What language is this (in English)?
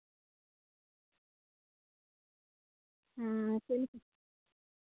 Santali